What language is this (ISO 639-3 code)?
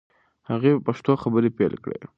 pus